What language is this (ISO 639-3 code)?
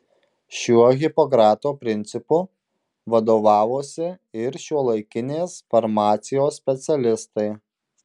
lit